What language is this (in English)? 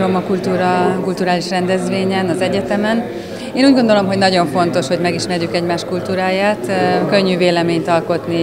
Hungarian